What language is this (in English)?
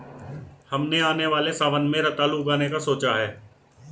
Hindi